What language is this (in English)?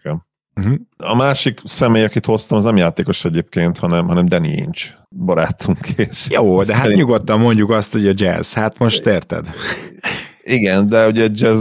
Hungarian